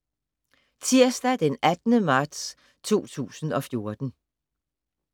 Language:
Danish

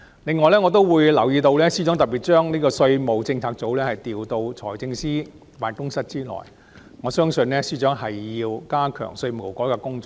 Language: Cantonese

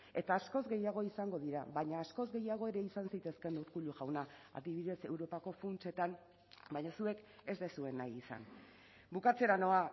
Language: Basque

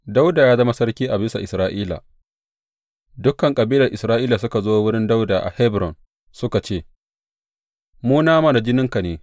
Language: Hausa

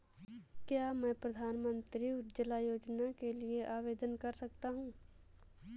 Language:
Hindi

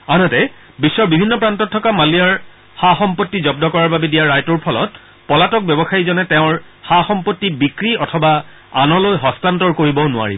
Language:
Assamese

